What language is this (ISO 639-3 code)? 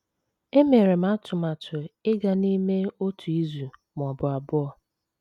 ibo